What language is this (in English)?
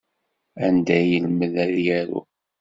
Kabyle